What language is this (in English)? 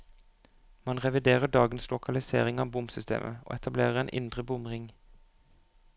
Norwegian